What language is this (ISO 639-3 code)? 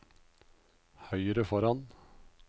nor